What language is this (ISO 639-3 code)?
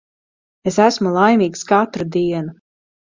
lav